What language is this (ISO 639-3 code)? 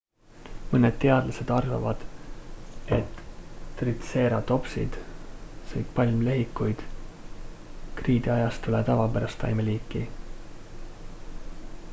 est